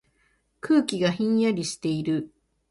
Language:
Japanese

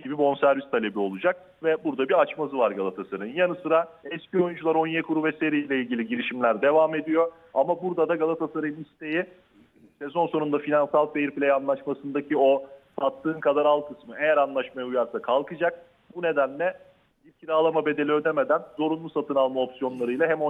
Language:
Turkish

